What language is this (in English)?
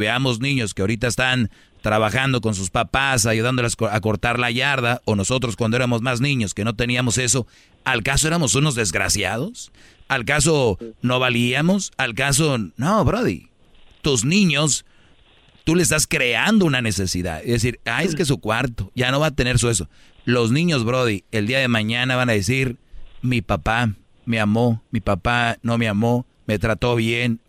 Spanish